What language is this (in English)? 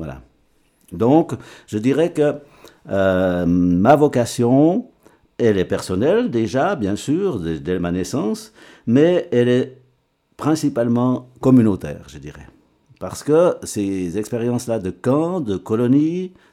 French